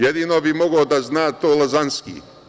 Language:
Serbian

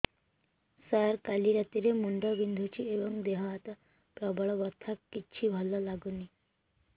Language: Odia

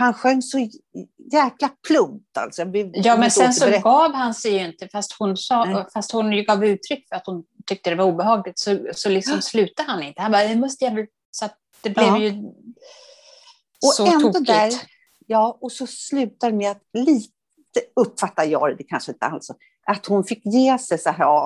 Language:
Swedish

